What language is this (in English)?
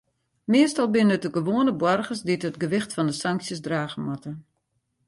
Western Frisian